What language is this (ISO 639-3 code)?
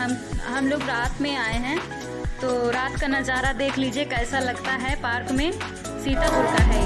hin